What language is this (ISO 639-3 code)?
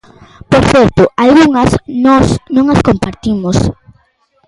glg